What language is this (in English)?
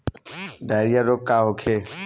Bhojpuri